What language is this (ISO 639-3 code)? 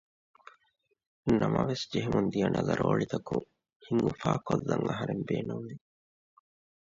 div